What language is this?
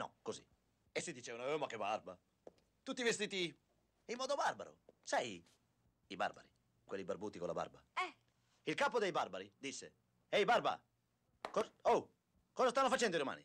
Italian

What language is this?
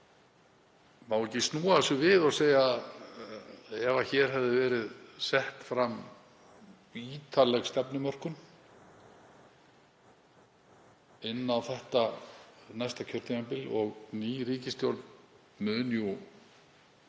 Icelandic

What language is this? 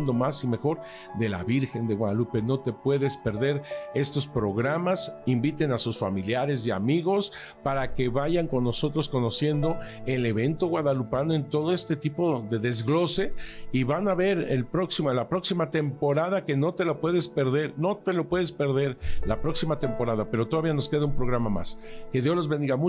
Spanish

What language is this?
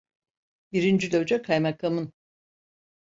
Turkish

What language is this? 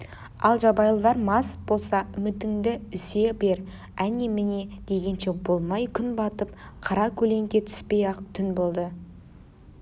Kazakh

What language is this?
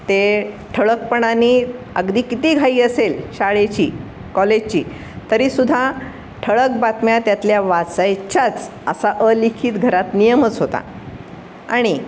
Marathi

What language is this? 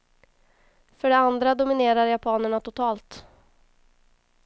Swedish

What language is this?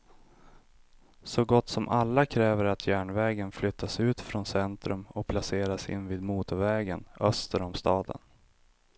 Swedish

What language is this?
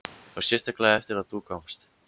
Icelandic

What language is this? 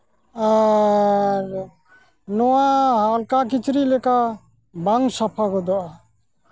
Santali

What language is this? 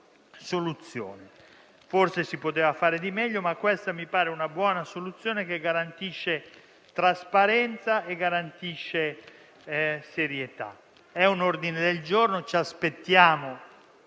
Italian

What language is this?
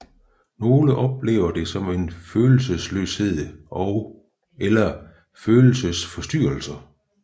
Danish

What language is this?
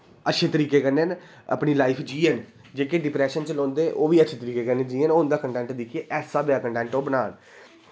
Dogri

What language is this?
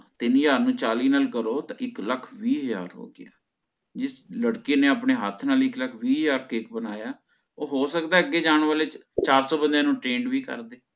Punjabi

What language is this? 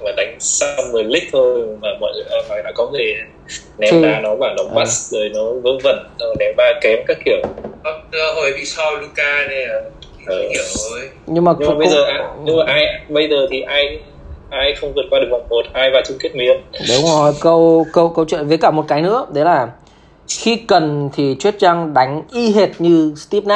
Vietnamese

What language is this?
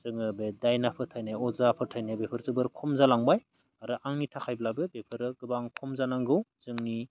Bodo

